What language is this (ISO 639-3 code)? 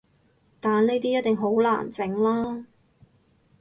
yue